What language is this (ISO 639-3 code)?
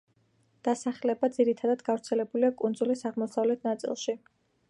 kat